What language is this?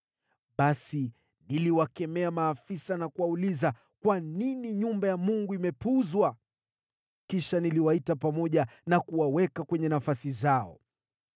Swahili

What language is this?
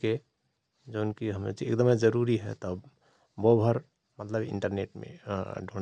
Rana Tharu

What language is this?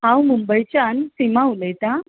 Konkani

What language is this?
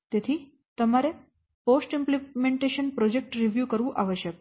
Gujarati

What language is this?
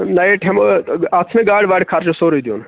Kashmiri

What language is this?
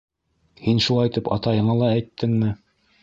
Bashkir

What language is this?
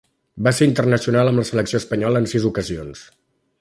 Catalan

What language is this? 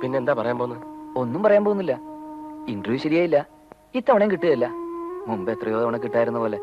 Malayalam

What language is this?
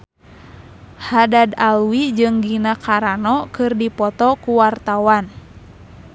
Sundanese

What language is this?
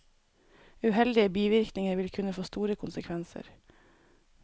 Norwegian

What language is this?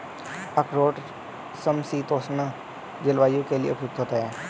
Hindi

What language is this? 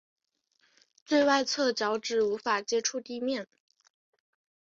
Chinese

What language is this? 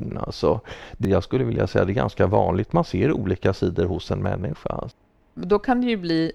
Swedish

